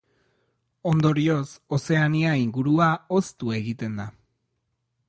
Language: Basque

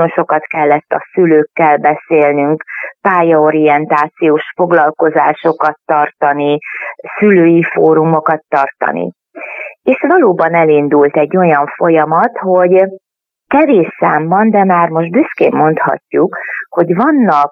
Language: Hungarian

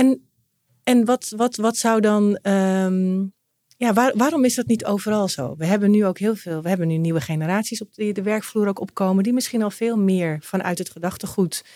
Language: Dutch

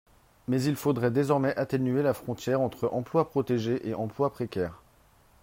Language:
French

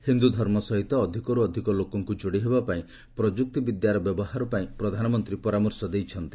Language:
Odia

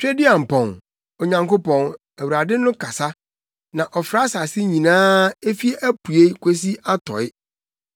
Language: Akan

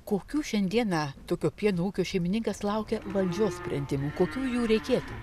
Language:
Lithuanian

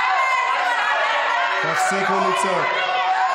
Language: Hebrew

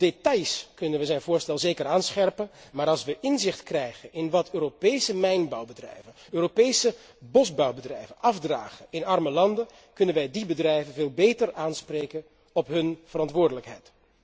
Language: Dutch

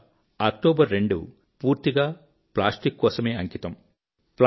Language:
Telugu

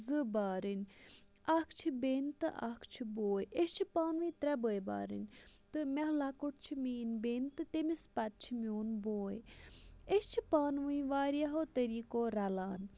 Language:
Kashmiri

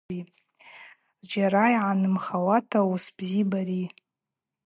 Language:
Abaza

